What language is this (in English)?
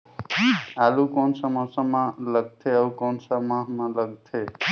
Chhattisgarhi